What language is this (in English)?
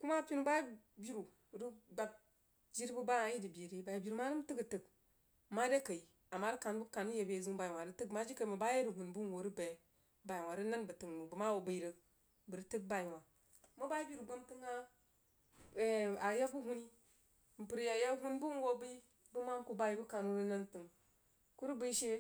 Jiba